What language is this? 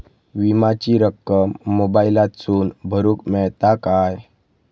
Marathi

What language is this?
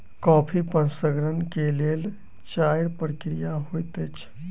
Maithili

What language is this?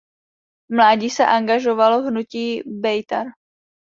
Czech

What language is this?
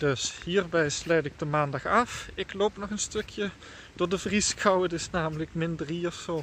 Dutch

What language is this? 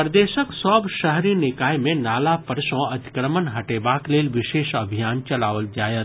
Maithili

